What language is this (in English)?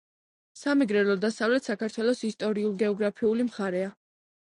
Georgian